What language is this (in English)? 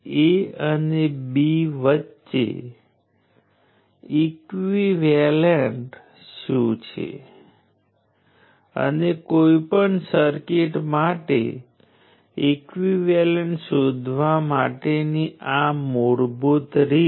Gujarati